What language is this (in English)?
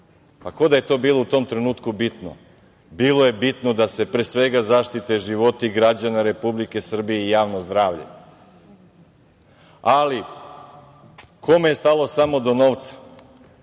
Serbian